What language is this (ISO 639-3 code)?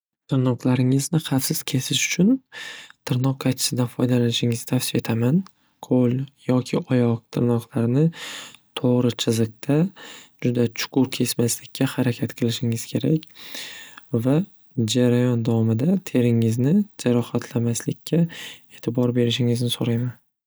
uzb